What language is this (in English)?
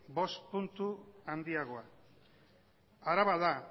Basque